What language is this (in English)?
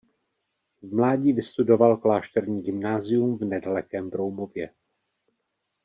Czech